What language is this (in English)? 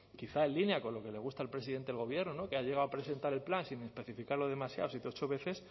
Spanish